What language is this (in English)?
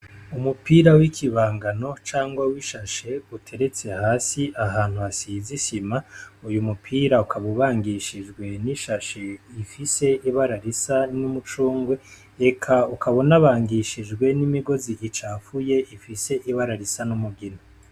Rundi